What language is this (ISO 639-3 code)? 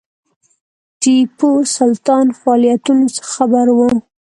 pus